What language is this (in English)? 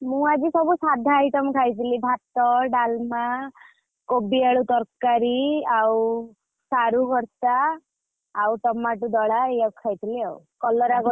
Odia